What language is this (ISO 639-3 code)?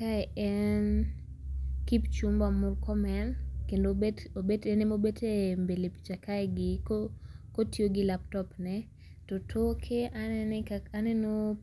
luo